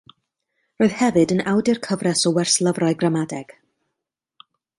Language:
Welsh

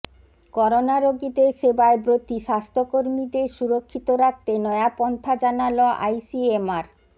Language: Bangla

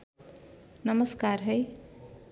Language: Nepali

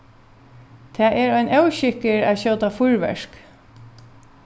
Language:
Faroese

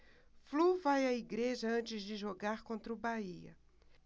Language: Portuguese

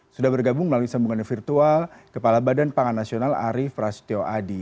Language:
Indonesian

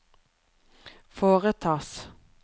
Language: Norwegian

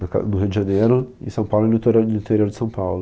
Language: Portuguese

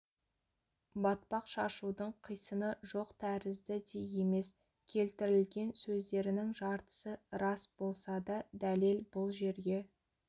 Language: Kazakh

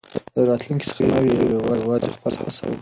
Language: Pashto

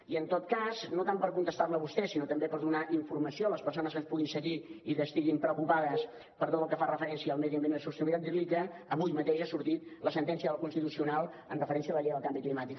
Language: Catalan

